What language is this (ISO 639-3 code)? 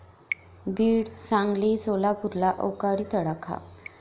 mar